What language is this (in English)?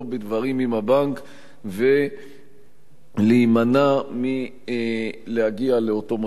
Hebrew